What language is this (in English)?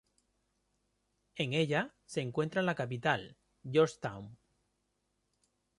Spanish